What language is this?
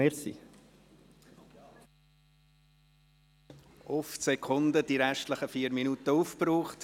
Swiss German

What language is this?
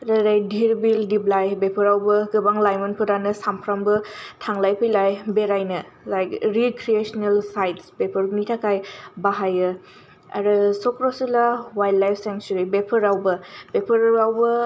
Bodo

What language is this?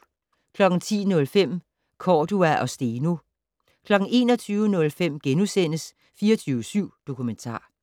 Danish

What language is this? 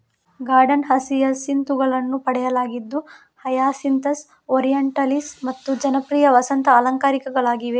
Kannada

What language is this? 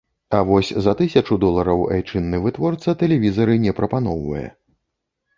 Belarusian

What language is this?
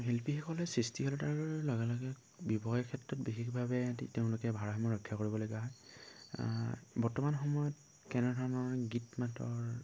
Assamese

